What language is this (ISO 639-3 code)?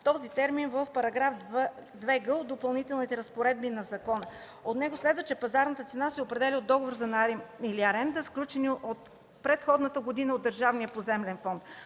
bul